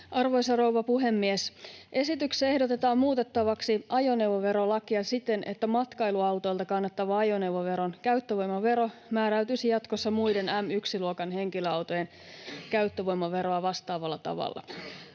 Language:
Finnish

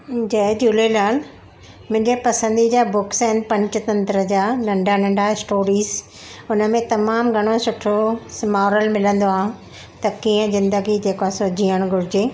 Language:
Sindhi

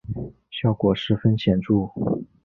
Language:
Chinese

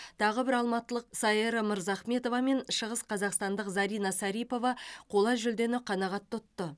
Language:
Kazakh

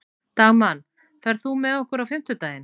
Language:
Icelandic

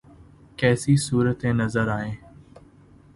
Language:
Urdu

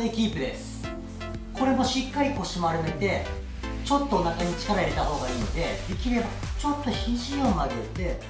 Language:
Japanese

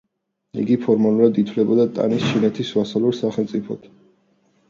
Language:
Georgian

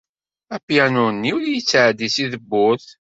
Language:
Kabyle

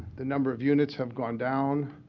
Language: English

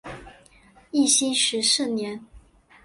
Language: Chinese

